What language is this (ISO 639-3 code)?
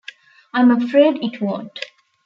eng